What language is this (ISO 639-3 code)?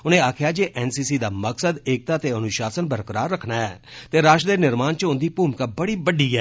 doi